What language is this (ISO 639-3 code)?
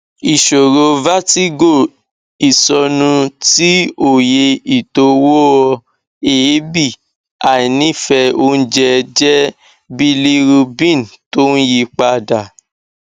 yor